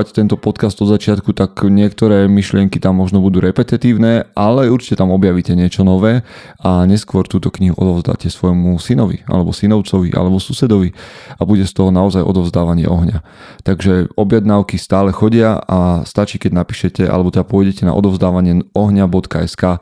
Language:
Slovak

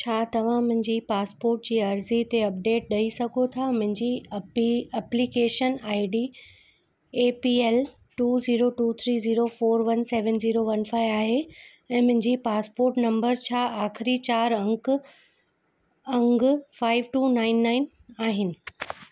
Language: Sindhi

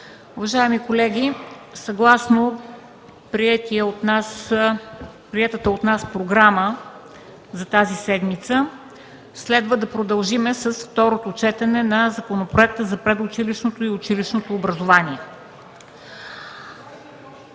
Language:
Bulgarian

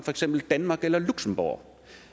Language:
Danish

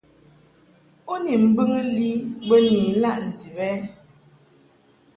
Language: Mungaka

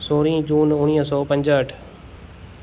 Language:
Sindhi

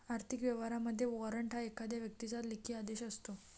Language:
Marathi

